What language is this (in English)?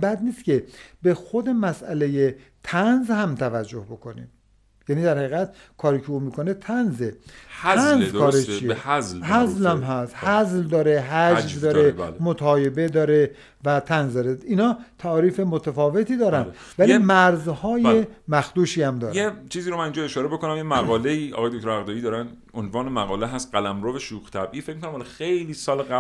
Persian